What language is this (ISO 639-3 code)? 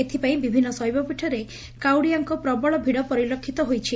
ori